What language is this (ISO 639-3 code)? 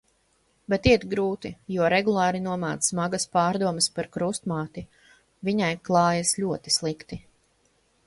lav